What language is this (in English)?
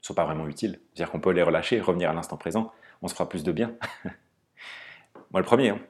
French